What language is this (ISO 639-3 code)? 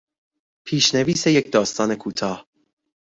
fas